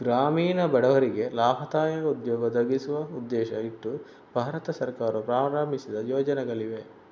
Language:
Kannada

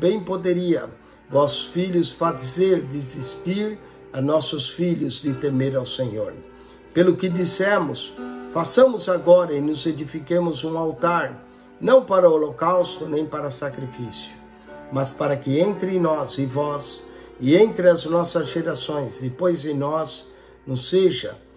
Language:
Portuguese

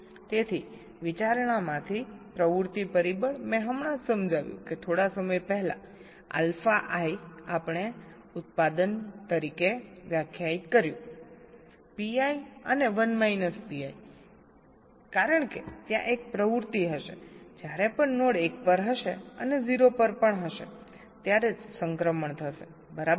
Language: Gujarati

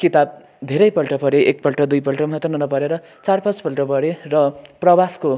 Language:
Nepali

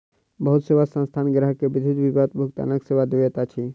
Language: Maithili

